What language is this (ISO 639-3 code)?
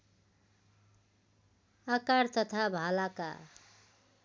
nep